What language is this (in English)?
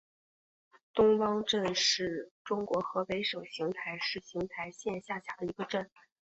Chinese